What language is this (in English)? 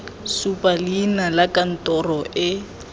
Tswana